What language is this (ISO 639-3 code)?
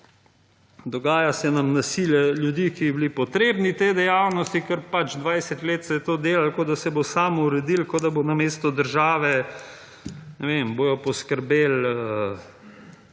slv